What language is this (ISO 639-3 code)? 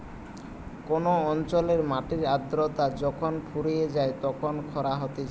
ben